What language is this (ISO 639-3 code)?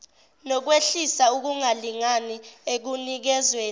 zul